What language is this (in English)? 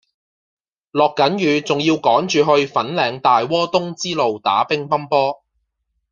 Cantonese